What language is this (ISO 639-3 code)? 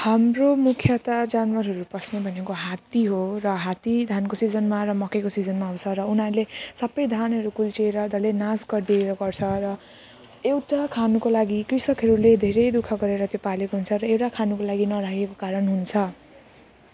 nep